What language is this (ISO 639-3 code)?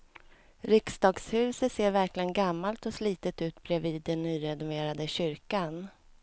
swe